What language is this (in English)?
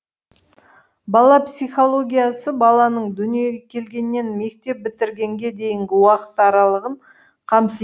Kazakh